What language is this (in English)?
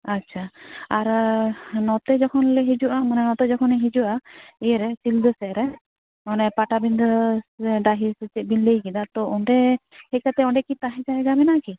Santali